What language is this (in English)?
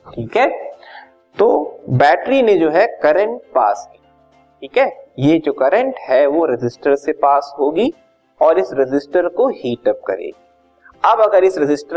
Hindi